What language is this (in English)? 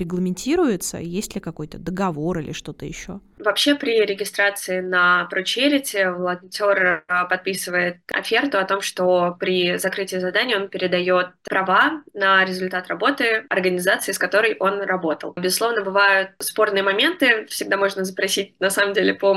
Russian